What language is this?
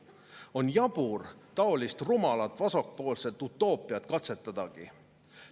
Estonian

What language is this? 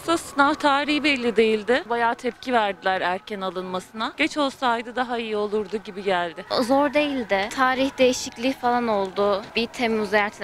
Turkish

